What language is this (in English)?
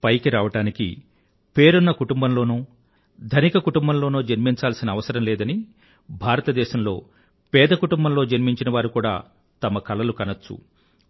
Telugu